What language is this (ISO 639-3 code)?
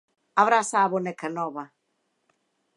glg